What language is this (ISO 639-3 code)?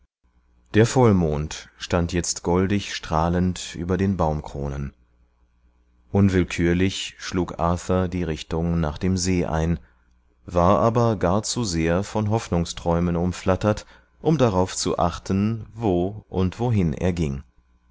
deu